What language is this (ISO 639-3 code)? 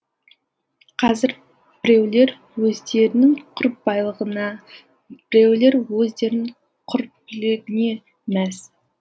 kaz